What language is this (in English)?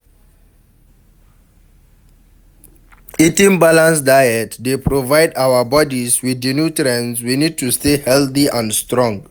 Nigerian Pidgin